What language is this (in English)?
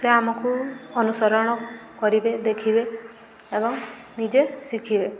Odia